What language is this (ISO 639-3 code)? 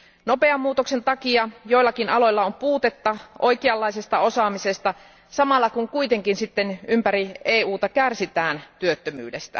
fin